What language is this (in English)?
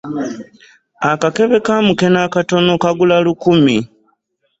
Ganda